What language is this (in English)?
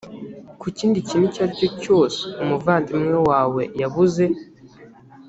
Kinyarwanda